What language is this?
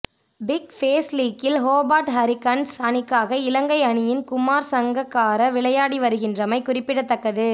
Tamil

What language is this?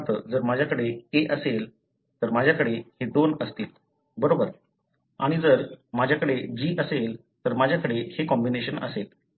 Marathi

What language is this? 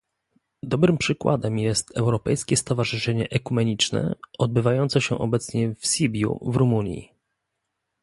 Polish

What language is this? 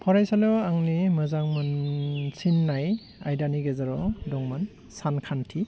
Bodo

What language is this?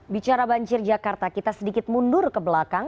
Indonesian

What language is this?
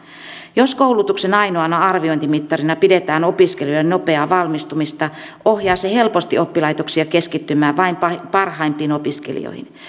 Finnish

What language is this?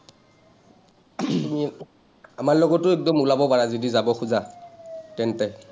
Assamese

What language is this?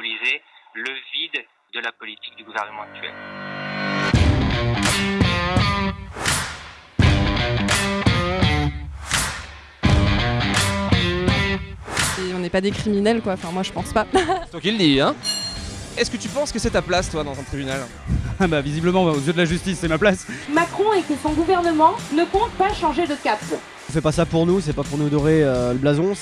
French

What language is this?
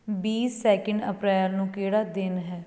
Punjabi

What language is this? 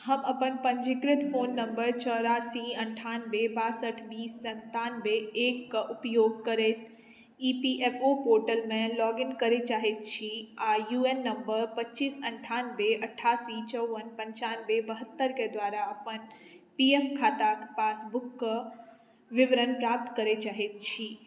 Maithili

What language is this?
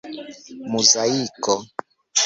Esperanto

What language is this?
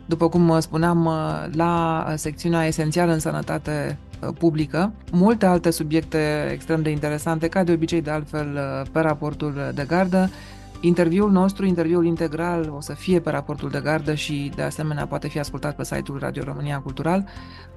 Romanian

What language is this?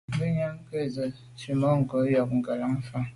Medumba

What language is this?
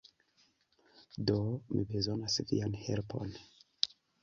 Esperanto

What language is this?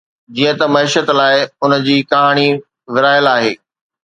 Sindhi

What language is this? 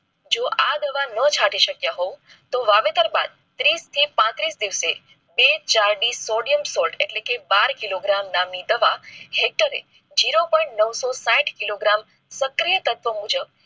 Gujarati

